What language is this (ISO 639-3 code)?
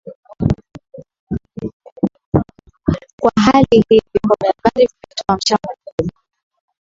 swa